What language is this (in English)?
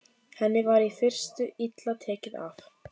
Icelandic